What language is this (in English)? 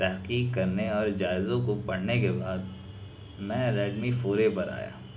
Urdu